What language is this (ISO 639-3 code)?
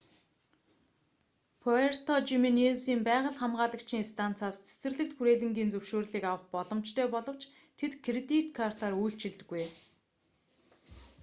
mon